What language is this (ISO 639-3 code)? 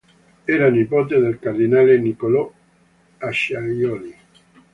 ita